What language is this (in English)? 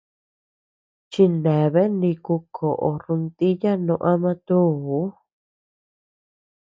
Tepeuxila Cuicatec